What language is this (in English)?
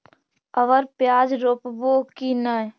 Magahi